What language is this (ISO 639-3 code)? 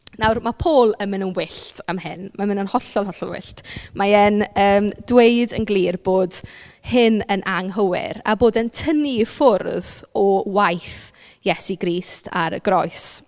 cym